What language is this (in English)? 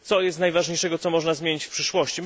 Polish